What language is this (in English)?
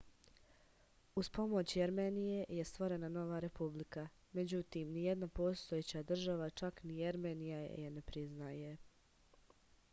Serbian